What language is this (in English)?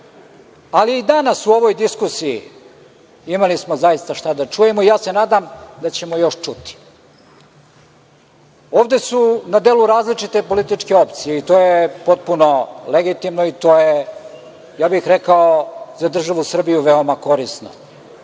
Serbian